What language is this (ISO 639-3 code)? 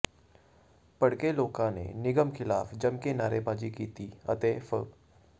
pan